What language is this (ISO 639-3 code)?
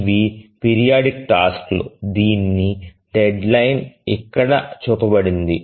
tel